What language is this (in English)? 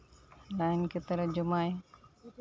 Santali